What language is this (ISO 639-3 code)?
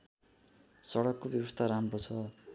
nep